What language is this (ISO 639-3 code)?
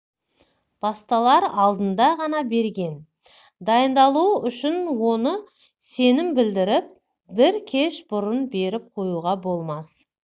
kaz